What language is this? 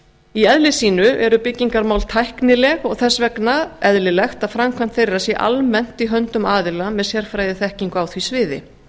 Icelandic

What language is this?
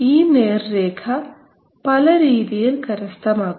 Malayalam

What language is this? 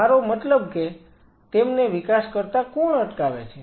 Gujarati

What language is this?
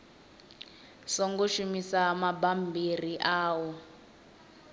Venda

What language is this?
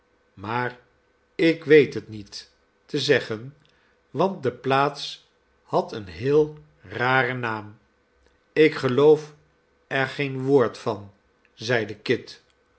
Dutch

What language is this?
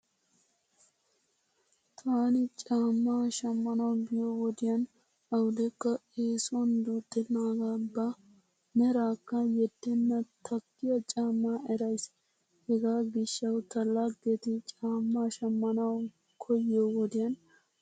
Wolaytta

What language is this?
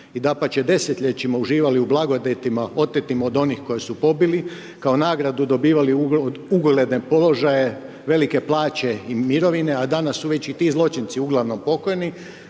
Croatian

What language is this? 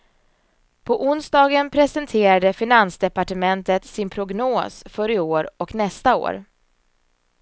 Swedish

